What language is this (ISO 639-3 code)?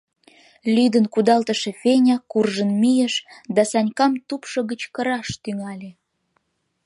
chm